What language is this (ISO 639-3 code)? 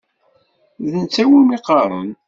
kab